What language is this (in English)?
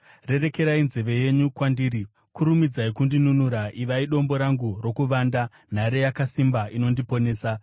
Shona